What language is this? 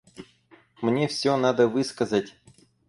Russian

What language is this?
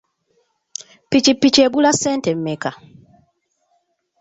Ganda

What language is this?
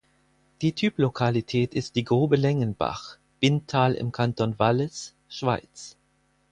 German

